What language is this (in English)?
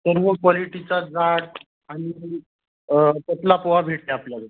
Marathi